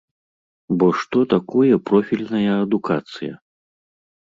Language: Belarusian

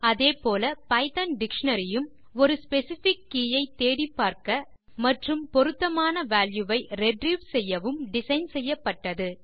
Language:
Tamil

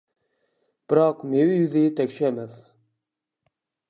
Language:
Uyghur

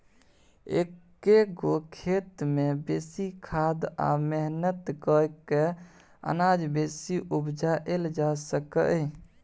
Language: Maithili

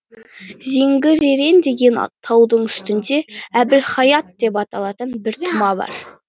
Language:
Kazakh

